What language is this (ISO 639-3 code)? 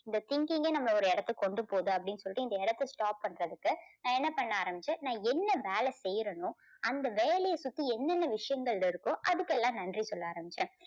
tam